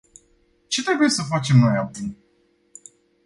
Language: Romanian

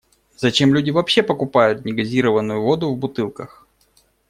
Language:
Russian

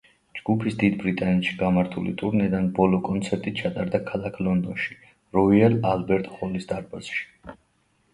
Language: Georgian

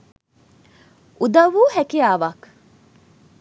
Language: Sinhala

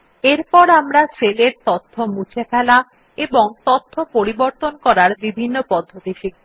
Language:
Bangla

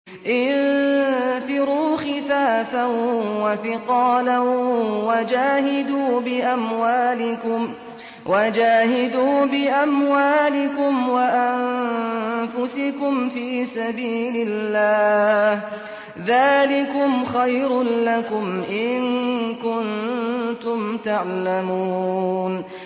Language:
Arabic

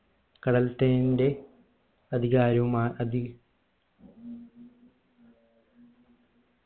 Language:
Malayalam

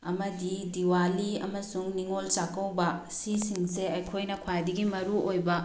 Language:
Manipuri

